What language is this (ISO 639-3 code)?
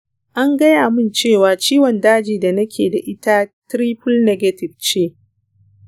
hau